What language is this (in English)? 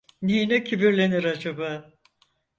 Turkish